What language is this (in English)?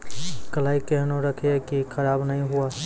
Maithili